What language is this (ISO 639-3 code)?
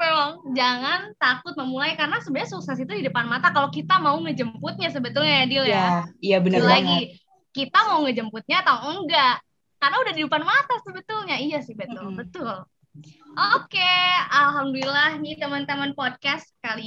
ind